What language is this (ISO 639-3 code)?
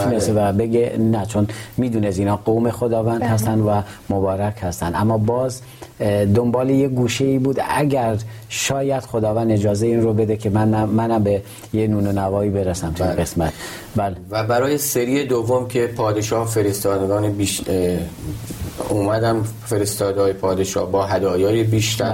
fas